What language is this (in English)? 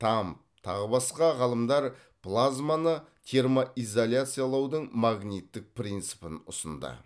Kazakh